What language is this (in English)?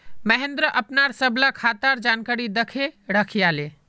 Magahi